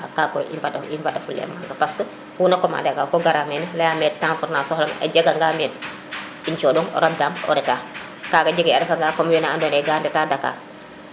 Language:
Serer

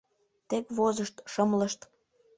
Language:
Mari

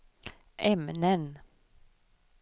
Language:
Swedish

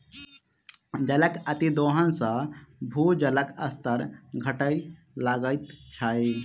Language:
Maithili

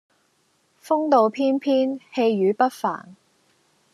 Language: Cantonese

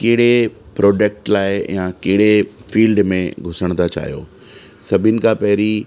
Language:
Sindhi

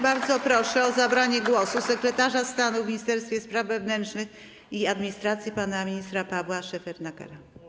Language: Polish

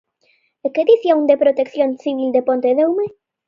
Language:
Galician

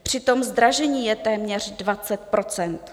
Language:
Czech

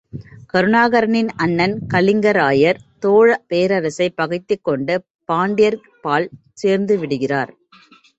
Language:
Tamil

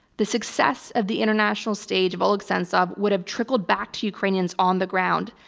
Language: English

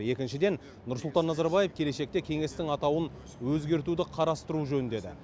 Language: Kazakh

